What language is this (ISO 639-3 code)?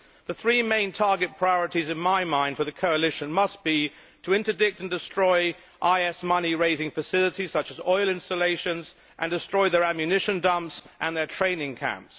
eng